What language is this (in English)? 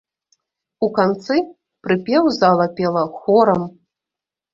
Belarusian